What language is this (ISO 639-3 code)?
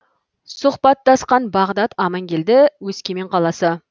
kaz